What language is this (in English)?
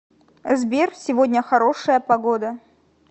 Russian